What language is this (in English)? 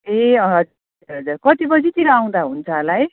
Nepali